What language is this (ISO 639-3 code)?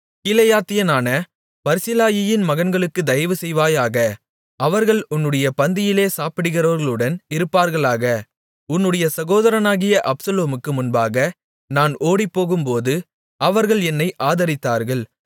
tam